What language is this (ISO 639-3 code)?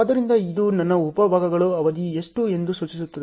kan